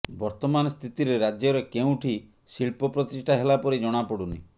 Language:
Odia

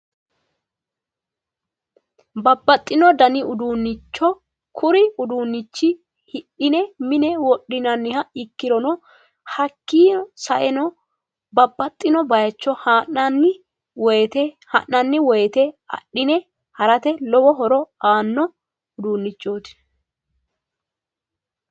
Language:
Sidamo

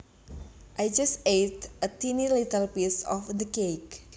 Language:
Javanese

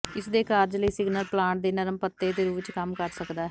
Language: Punjabi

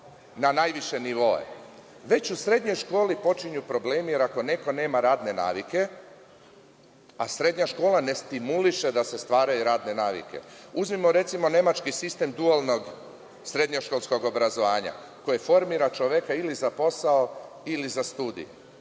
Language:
Serbian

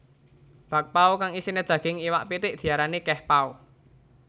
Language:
Javanese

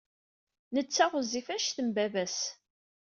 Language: Kabyle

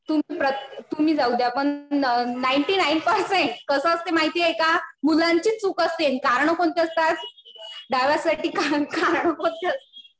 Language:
Marathi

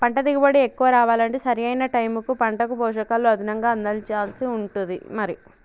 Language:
Telugu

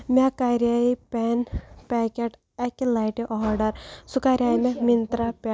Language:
Kashmiri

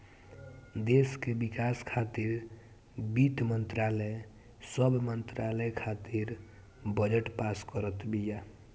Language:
Bhojpuri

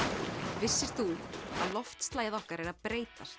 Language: Icelandic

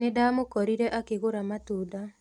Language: Kikuyu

